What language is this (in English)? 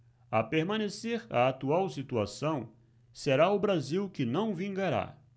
Portuguese